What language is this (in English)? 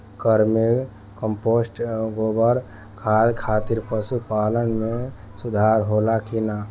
Bhojpuri